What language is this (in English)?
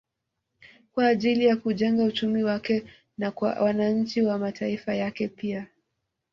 Swahili